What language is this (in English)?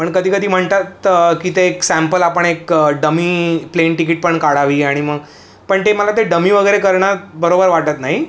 Marathi